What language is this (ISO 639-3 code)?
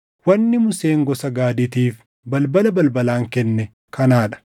orm